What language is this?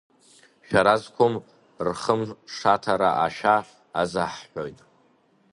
Abkhazian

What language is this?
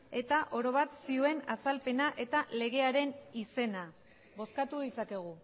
Basque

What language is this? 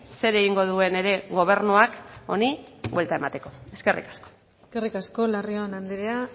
Basque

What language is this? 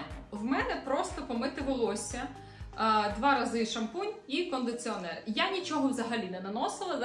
Ukrainian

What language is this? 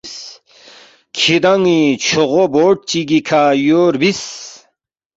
Balti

